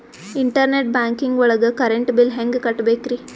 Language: Kannada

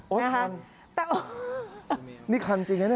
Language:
Thai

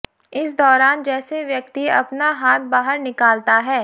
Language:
Hindi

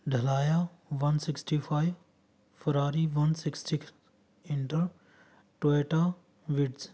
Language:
Punjabi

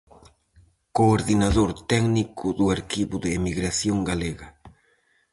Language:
Galician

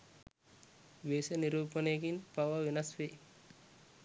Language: Sinhala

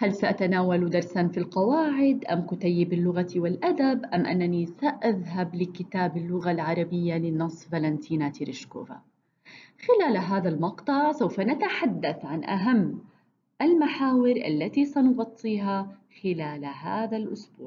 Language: Arabic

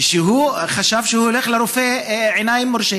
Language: Hebrew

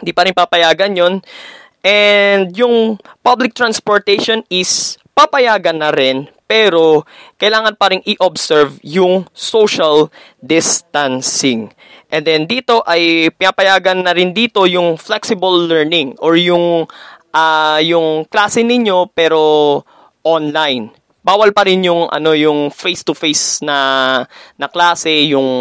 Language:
Filipino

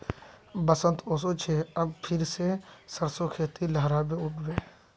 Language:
Magahi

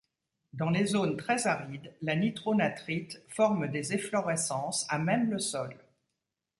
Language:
French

